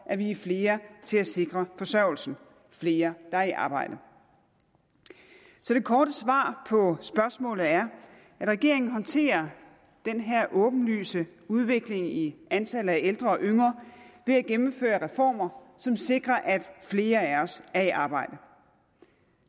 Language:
Danish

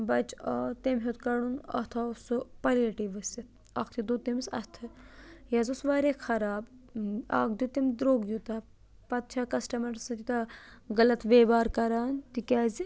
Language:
Kashmiri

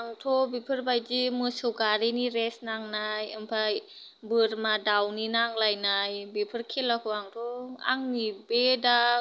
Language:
Bodo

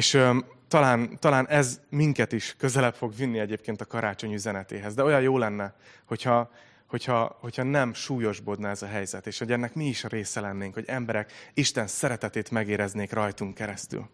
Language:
Hungarian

